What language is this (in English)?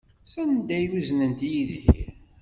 Kabyle